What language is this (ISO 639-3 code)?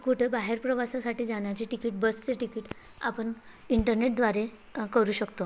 mar